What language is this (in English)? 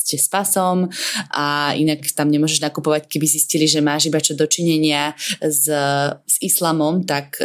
Slovak